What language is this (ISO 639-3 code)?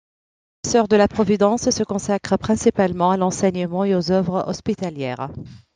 fra